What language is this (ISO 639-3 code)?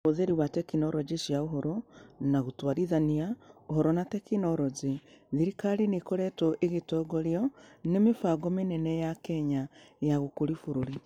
kik